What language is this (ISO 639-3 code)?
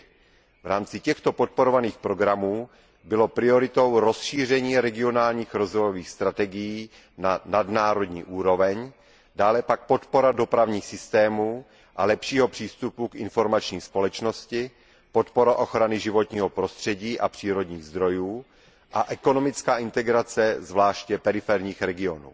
ces